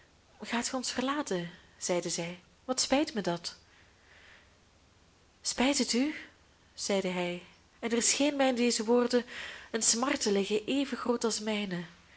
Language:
Dutch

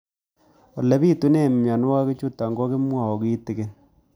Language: Kalenjin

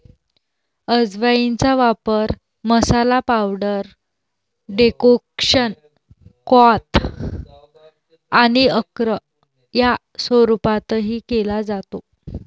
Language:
Marathi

